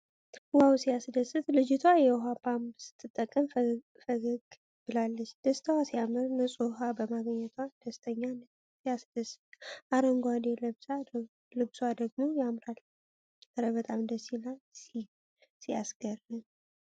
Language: Amharic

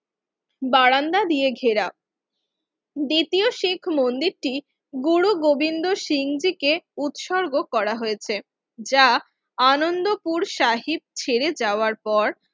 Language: Bangla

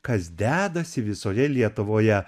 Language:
Lithuanian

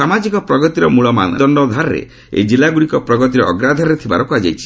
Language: Odia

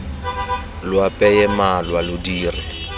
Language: Tswana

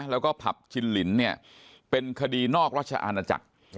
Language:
Thai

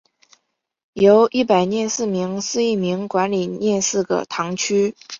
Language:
Chinese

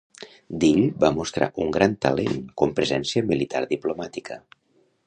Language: Catalan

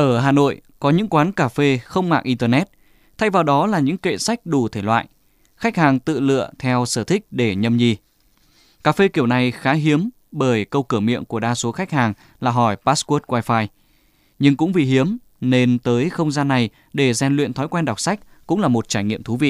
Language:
Vietnamese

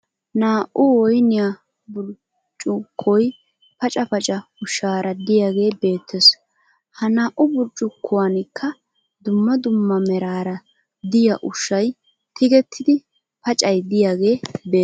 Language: Wolaytta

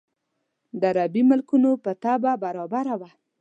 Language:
Pashto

